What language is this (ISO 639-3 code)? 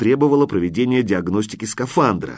rus